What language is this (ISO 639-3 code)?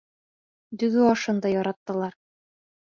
bak